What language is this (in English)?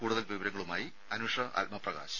Malayalam